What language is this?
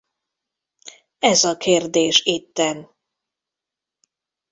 Hungarian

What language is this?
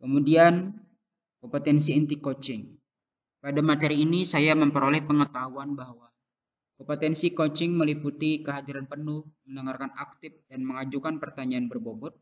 Indonesian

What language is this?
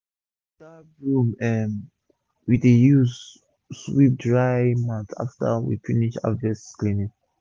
Nigerian Pidgin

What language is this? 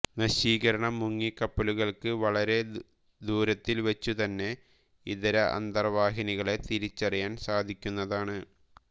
Malayalam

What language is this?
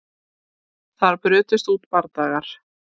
Icelandic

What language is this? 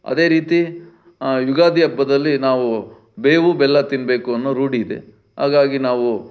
Kannada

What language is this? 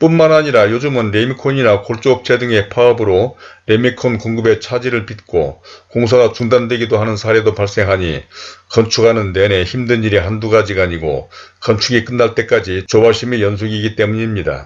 Korean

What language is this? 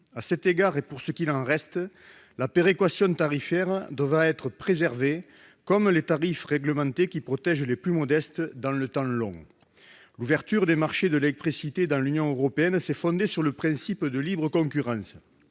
French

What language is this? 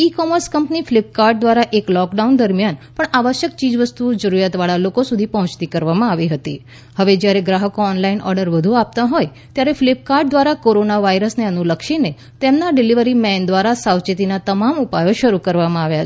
Gujarati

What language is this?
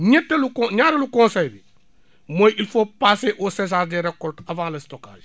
Wolof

